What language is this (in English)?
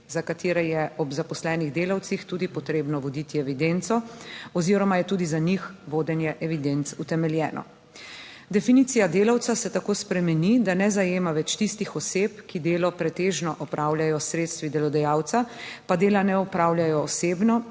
Slovenian